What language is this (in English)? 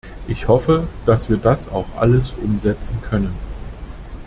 German